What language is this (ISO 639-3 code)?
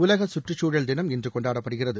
tam